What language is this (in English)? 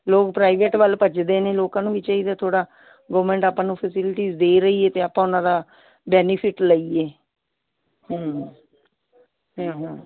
Punjabi